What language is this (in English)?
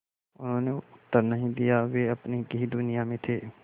Hindi